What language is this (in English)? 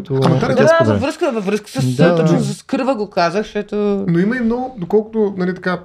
Bulgarian